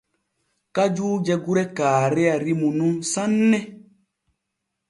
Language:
Borgu Fulfulde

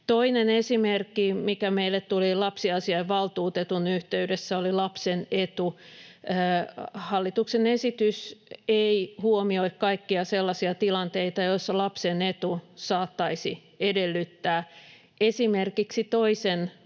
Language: Finnish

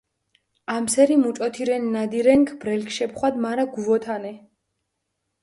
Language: Mingrelian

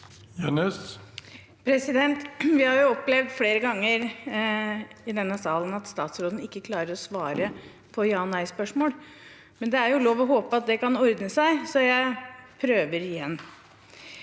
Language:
Norwegian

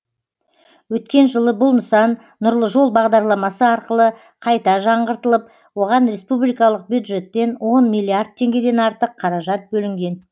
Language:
Kazakh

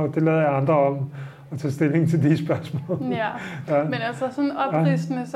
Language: Danish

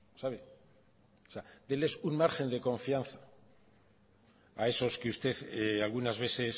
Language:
Spanish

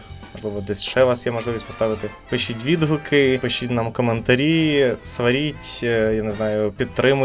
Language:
Ukrainian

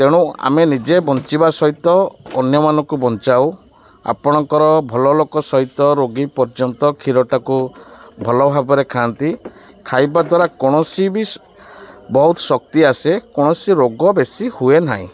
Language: Odia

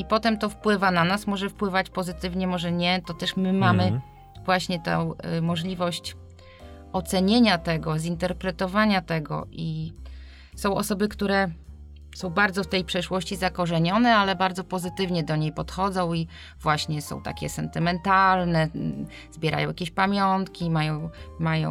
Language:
Polish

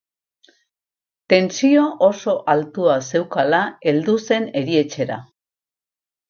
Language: Basque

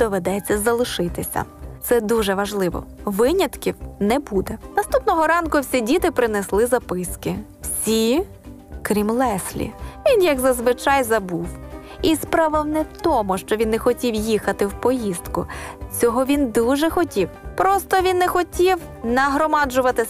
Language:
Ukrainian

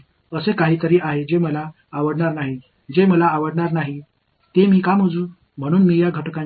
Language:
Tamil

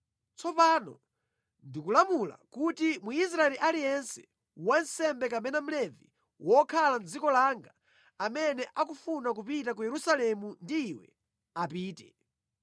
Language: Nyanja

